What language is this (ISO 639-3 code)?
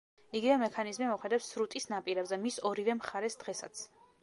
kat